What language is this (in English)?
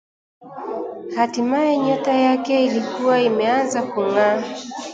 Swahili